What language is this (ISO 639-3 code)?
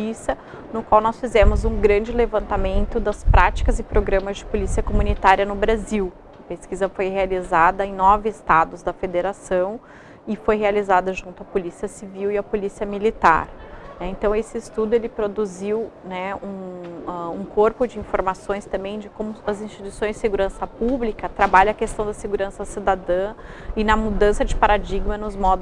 por